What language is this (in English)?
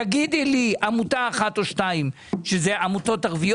Hebrew